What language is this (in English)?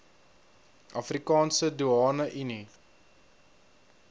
Afrikaans